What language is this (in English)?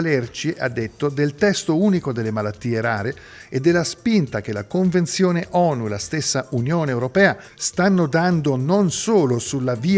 Italian